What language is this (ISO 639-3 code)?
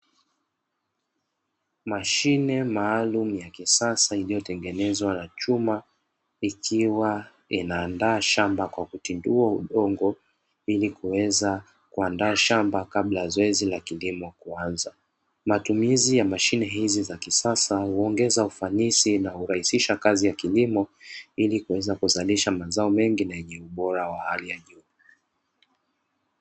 swa